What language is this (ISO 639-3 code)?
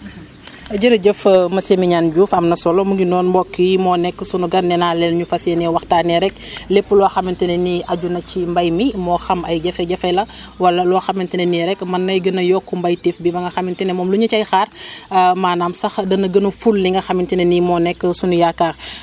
wol